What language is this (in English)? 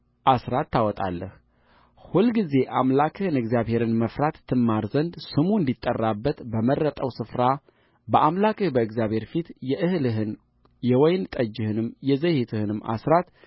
Amharic